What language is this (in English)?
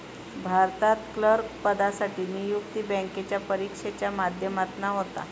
Marathi